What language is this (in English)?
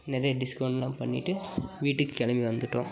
Tamil